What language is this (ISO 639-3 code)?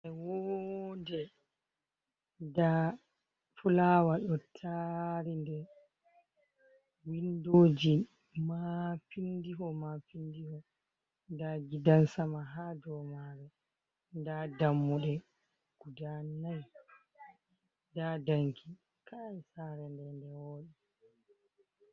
ful